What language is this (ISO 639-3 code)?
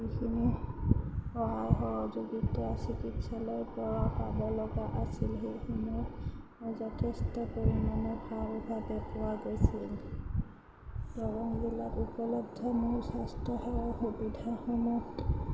asm